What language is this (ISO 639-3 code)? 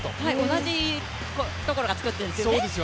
jpn